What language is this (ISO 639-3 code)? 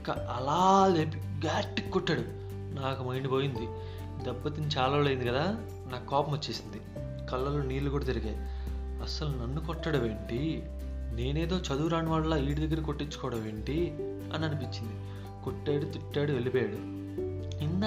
tel